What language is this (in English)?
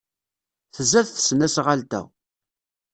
Kabyle